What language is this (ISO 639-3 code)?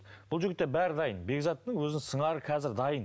kaz